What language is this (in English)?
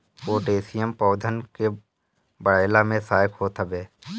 Bhojpuri